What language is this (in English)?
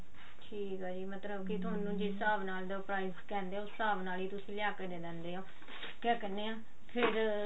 Punjabi